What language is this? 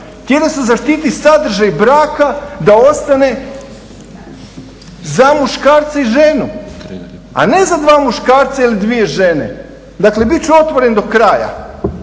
Croatian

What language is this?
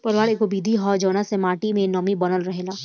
Bhojpuri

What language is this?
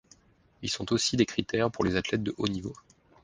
French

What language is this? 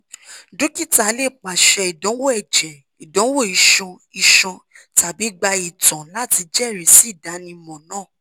Yoruba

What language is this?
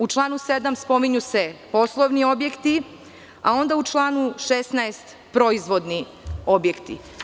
Serbian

